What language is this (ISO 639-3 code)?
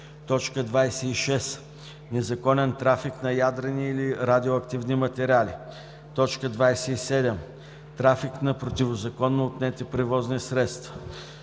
bul